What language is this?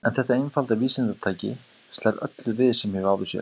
Icelandic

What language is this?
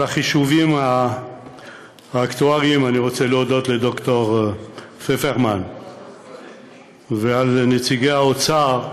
Hebrew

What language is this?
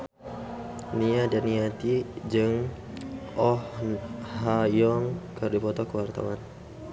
Sundanese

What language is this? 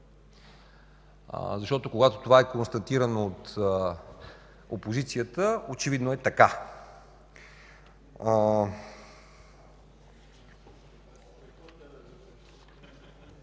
Bulgarian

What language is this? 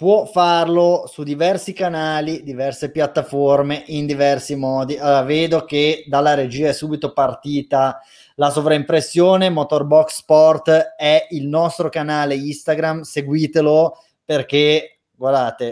Italian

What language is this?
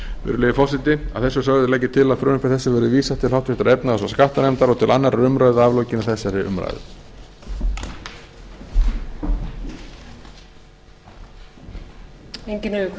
Icelandic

